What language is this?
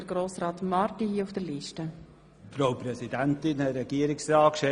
Swiss German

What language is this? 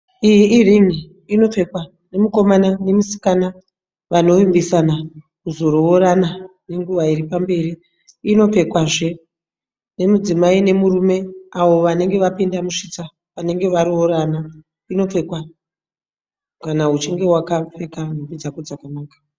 Shona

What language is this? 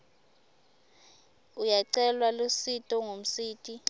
Swati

